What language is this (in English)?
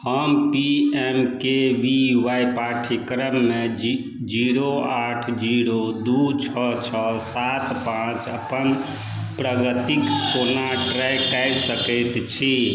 Maithili